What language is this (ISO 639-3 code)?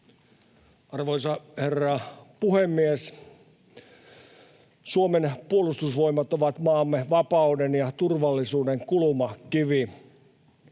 fin